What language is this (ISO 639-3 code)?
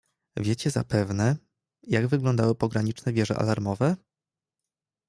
pol